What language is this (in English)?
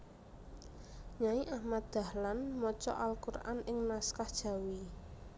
Javanese